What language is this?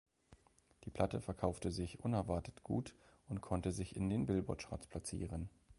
German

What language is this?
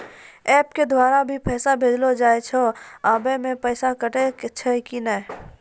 Maithili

